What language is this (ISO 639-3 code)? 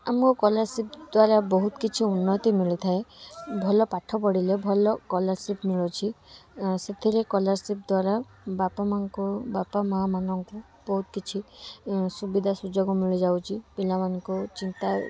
ori